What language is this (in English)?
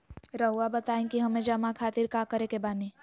Magahi